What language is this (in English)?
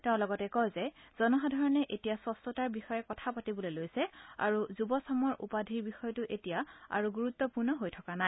Assamese